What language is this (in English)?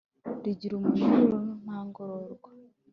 Kinyarwanda